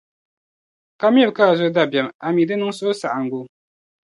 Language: Dagbani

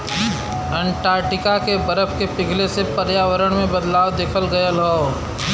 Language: Bhojpuri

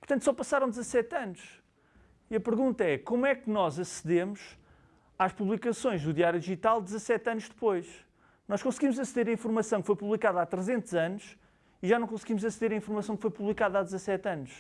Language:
Portuguese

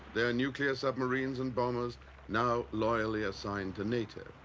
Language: English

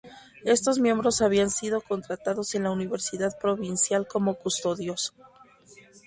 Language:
Spanish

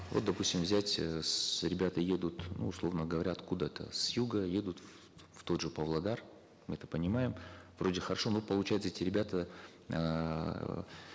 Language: Kazakh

